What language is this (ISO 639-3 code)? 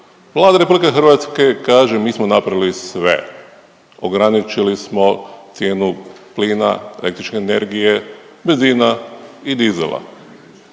hrv